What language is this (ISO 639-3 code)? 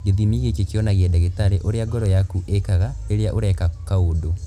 kik